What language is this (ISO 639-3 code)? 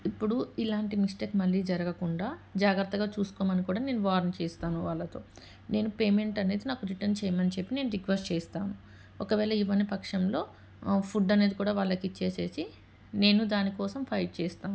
tel